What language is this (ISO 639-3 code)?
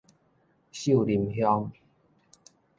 nan